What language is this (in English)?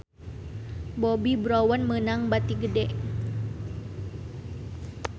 Sundanese